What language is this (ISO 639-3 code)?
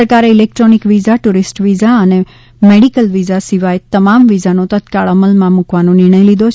guj